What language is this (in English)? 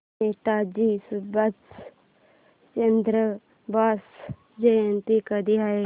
Marathi